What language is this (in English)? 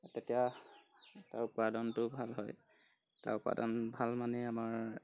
Assamese